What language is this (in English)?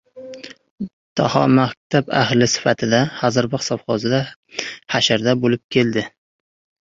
Uzbek